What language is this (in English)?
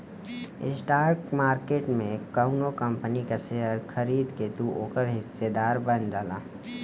Bhojpuri